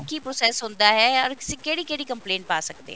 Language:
Punjabi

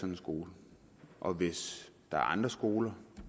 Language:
Danish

